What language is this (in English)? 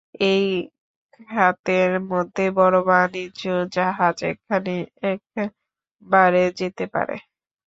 Bangla